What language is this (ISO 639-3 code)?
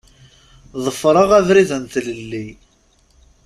kab